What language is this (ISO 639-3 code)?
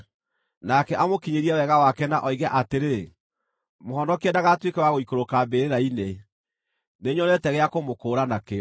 kik